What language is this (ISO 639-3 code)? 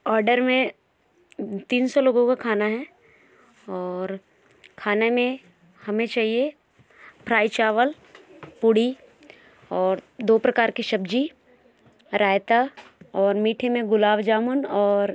hin